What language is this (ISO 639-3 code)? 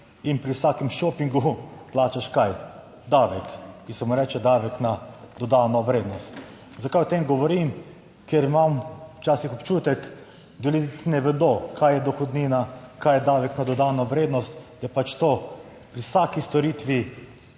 slv